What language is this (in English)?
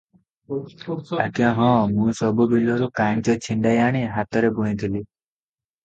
Odia